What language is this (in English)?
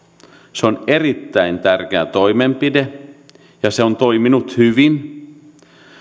Finnish